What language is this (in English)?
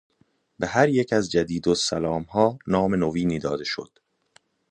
Persian